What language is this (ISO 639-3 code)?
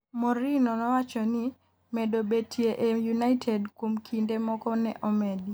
luo